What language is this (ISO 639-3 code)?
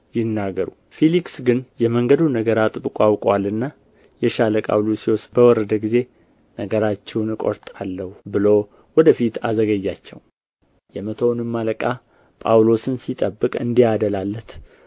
amh